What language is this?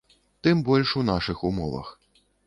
Belarusian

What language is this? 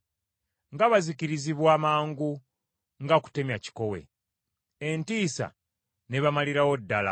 Ganda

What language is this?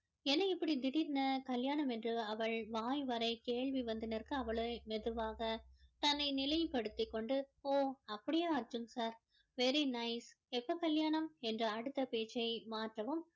Tamil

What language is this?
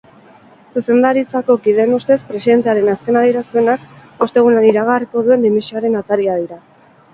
Basque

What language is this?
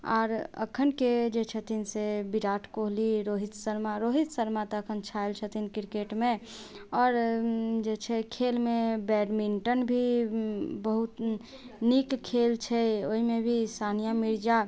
Maithili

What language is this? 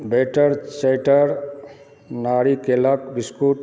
Maithili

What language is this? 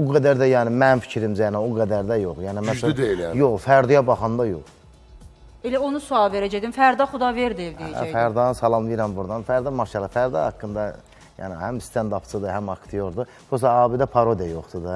Turkish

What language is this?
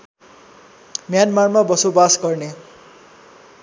Nepali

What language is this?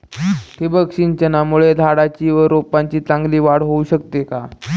Marathi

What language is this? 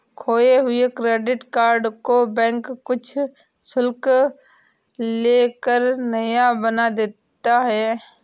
Hindi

